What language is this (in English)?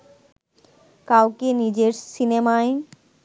Bangla